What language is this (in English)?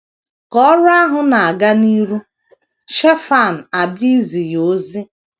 Igbo